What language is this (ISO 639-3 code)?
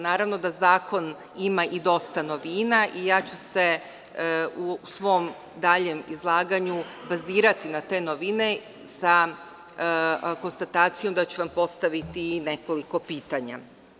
srp